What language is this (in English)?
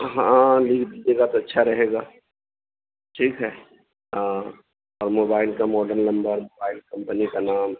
Urdu